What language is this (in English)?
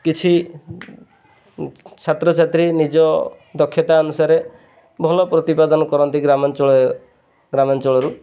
Odia